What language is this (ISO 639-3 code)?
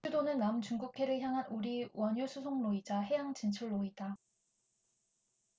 kor